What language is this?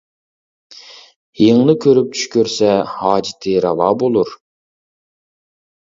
Uyghur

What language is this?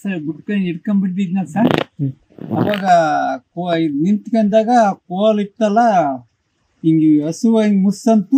Arabic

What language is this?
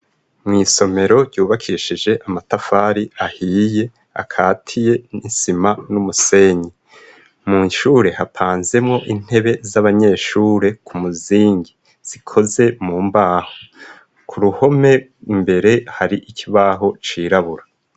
Rundi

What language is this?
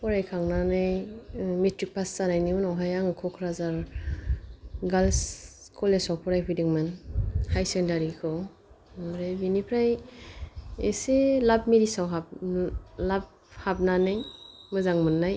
Bodo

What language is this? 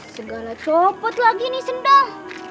Indonesian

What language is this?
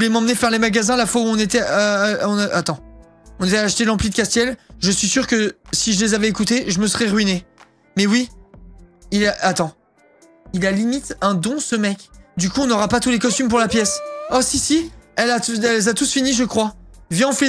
French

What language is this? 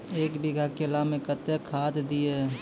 Maithili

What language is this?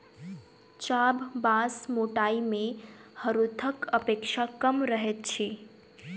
Maithili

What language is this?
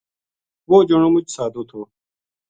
Gujari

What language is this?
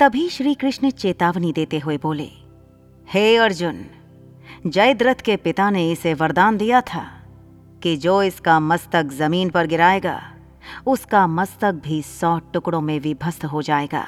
Hindi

